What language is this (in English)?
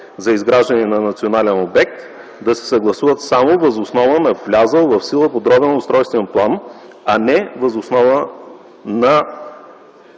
Bulgarian